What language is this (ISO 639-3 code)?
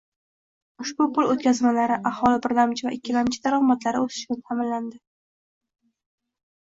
uzb